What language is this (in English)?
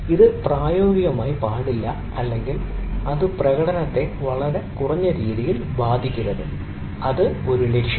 Malayalam